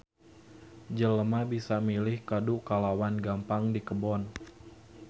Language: Sundanese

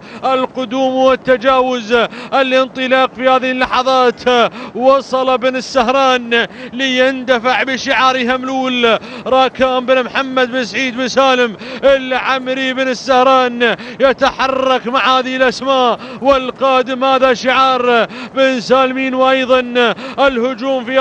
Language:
Arabic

